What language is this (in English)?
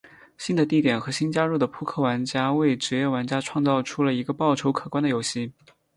Chinese